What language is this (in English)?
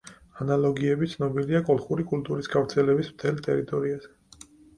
Georgian